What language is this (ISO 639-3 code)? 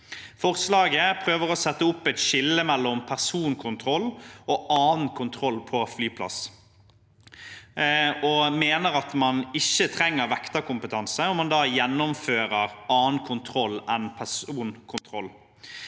nor